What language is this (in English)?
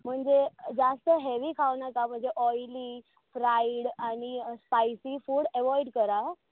Konkani